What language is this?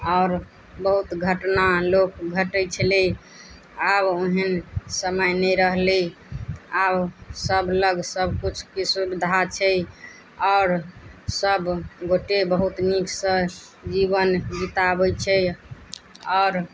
Maithili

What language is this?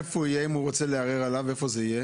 Hebrew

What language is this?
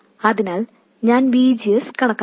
Malayalam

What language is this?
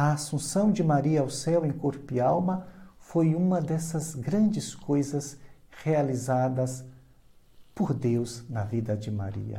Portuguese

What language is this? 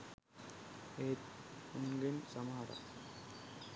Sinhala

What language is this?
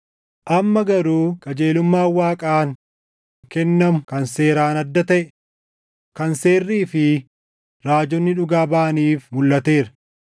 Oromo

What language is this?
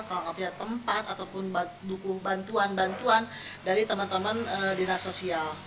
Indonesian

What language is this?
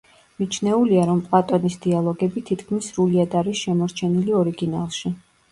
Georgian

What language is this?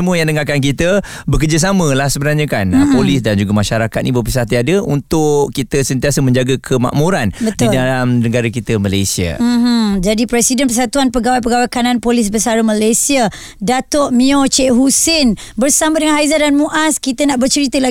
Malay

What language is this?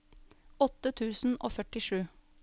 Norwegian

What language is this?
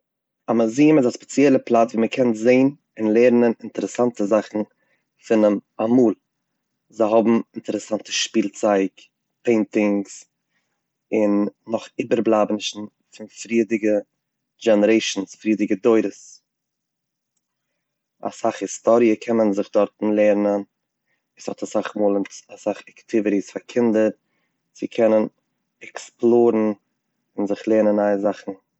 Yiddish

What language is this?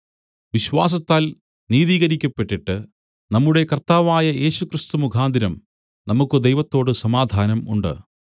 Malayalam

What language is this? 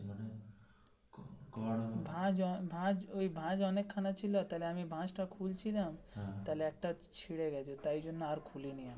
Bangla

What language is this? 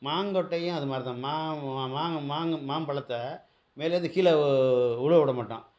Tamil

